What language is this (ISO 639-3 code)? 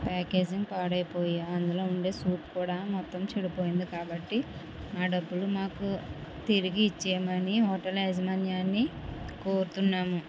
tel